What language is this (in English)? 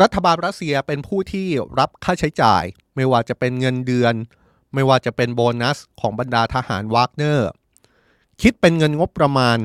Thai